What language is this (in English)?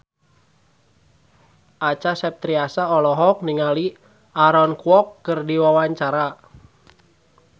Sundanese